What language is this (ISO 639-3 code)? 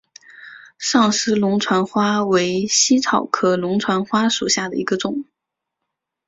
zho